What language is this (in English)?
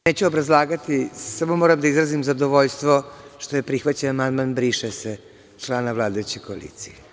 Serbian